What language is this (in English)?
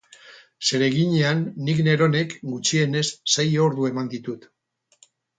Basque